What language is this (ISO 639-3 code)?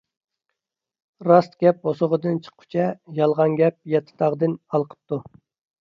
uig